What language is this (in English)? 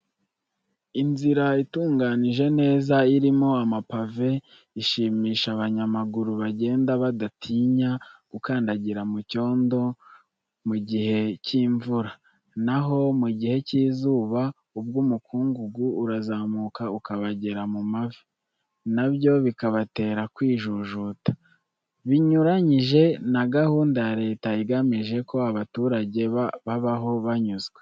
Kinyarwanda